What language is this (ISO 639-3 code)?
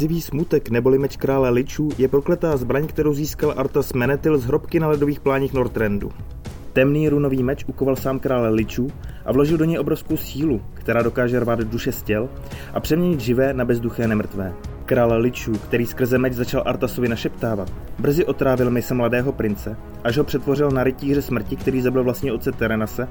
ces